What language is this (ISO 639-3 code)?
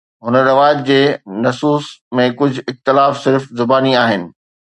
snd